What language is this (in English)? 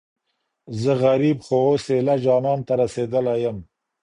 Pashto